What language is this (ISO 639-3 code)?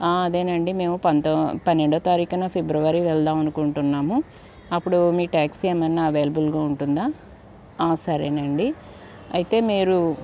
tel